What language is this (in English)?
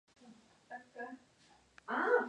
Spanish